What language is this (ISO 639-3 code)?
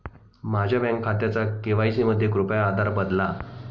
mar